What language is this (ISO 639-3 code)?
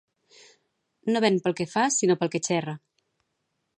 cat